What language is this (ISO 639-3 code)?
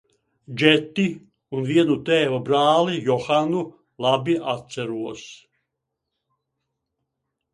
lav